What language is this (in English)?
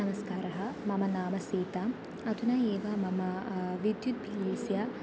Sanskrit